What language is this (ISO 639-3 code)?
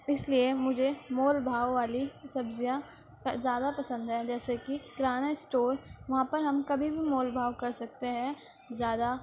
urd